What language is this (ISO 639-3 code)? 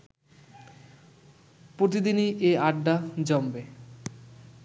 ben